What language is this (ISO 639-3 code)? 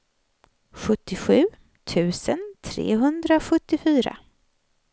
swe